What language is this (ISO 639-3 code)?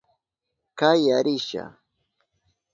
qup